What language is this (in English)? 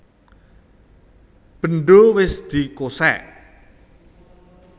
Javanese